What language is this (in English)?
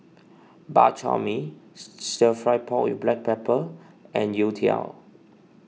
English